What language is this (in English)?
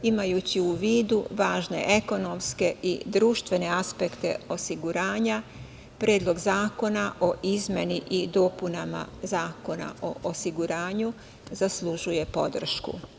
Serbian